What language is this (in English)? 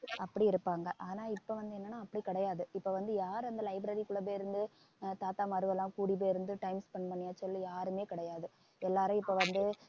Tamil